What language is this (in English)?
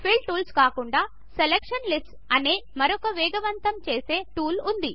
Telugu